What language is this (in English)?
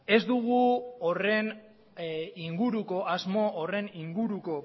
Basque